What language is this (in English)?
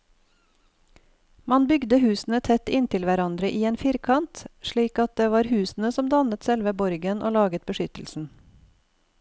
Norwegian